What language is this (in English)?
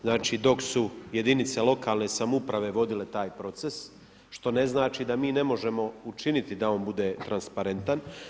Croatian